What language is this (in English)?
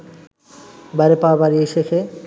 Bangla